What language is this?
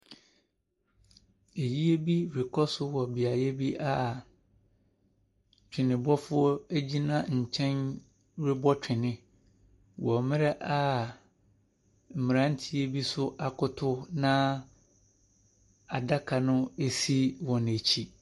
Akan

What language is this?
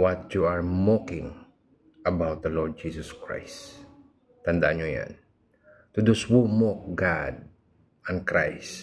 Filipino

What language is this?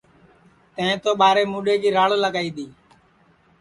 Sansi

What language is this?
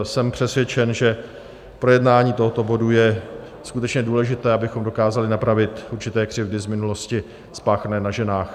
Czech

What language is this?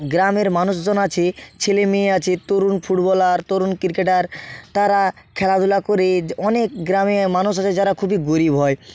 Bangla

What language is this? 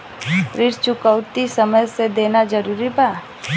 Bhojpuri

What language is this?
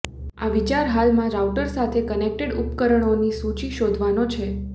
Gujarati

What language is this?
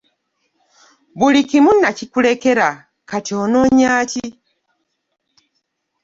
Ganda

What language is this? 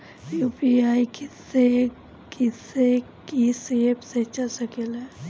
Bhojpuri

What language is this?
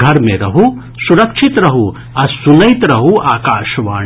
Maithili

